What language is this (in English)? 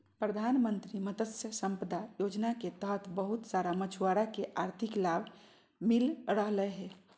Magahi